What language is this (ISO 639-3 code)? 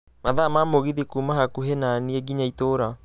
kik